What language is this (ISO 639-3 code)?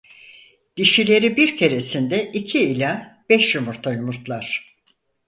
tur